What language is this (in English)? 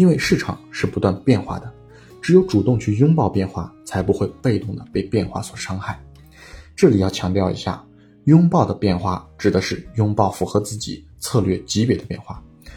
Chinese